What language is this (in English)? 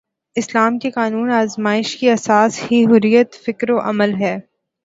Urdu